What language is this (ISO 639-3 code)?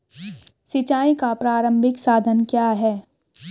hin